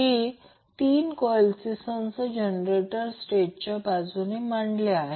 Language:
Marathi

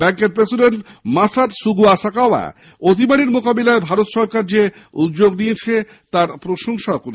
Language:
Bangla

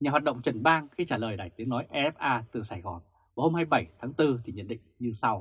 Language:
Vietnamese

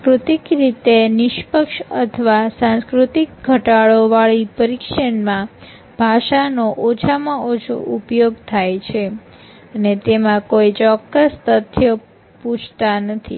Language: Gujarati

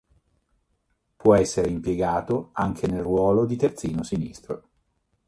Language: Italian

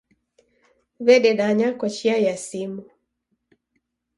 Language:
Taita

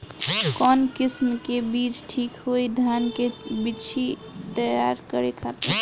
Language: Bhojpuri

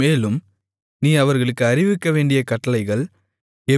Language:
Tamil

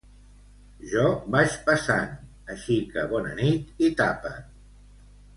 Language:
Catalan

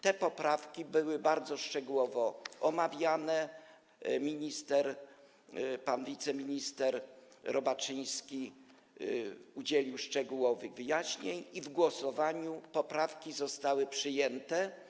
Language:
Polish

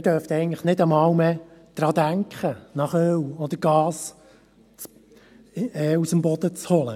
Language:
Swiss German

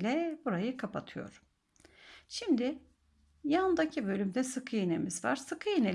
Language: Turkish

